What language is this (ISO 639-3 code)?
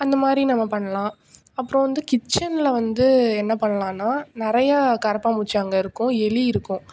tam